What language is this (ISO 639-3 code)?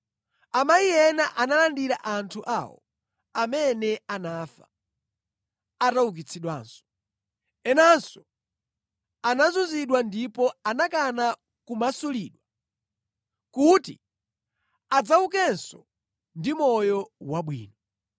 nya